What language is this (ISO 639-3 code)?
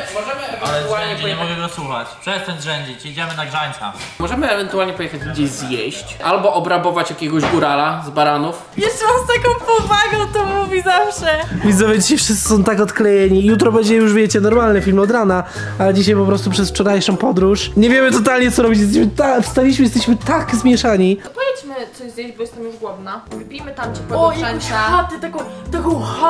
pol